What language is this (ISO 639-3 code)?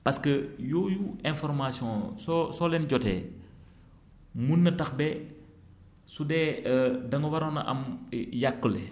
wol